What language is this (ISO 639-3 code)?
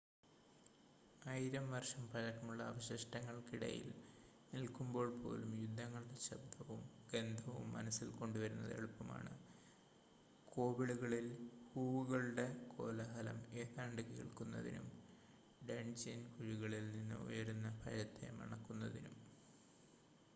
mal